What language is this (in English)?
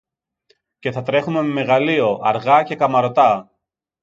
Greek